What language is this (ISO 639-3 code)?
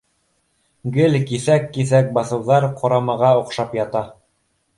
bak